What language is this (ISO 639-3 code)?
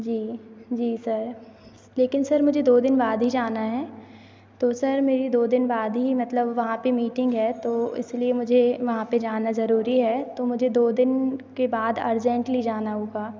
hin